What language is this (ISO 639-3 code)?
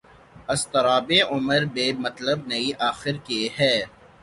urd